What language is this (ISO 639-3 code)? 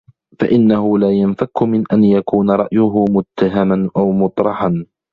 ara